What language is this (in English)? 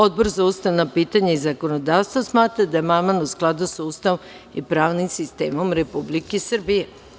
Serbian